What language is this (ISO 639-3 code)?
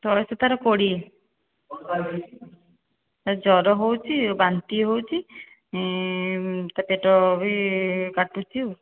ori